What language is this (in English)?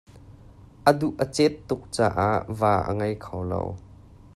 Hakha Chin